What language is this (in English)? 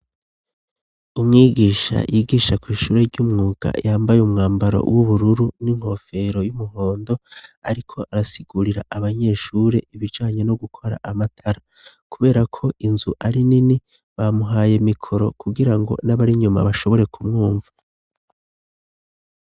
Rundi